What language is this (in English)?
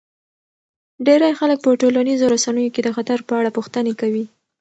Pashto